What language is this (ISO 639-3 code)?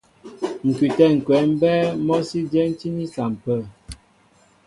mbo